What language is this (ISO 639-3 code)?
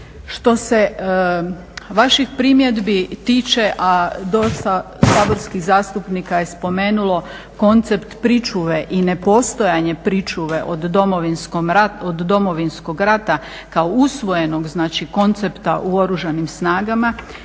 hrv